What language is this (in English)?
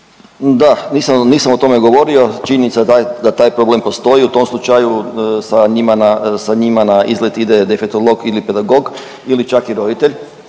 Croatian